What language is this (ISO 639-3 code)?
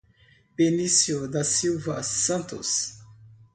por